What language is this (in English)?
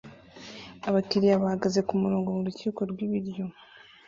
Kinyarwanda